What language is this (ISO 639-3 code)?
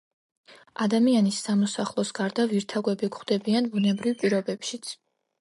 kat